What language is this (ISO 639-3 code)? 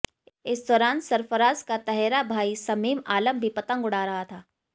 hin